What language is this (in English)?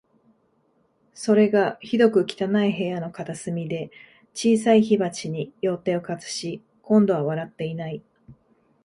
Japanese